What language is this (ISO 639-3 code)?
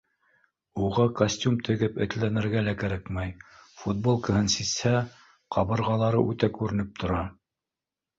bak